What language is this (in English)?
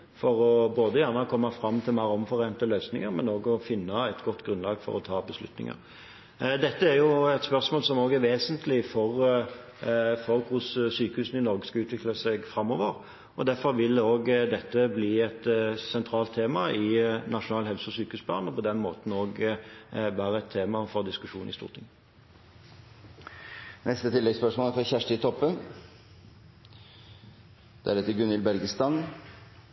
Norwegian Bokmål